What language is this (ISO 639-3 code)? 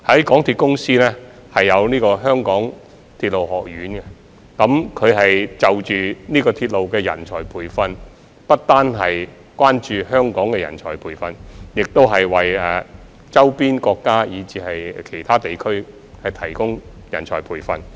yue